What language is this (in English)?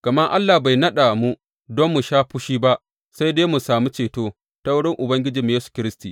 Hausa